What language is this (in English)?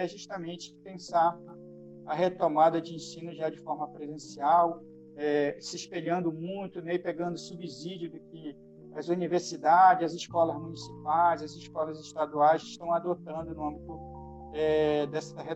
Portuguese